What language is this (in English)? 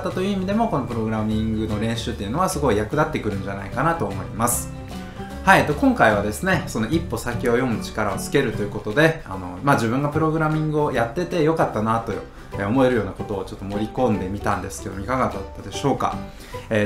Japanese